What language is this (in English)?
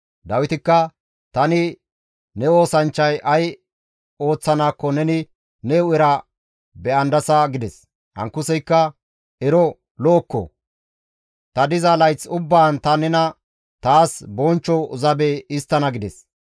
Gamo